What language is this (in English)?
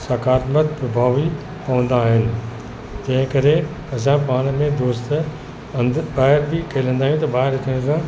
Sindhi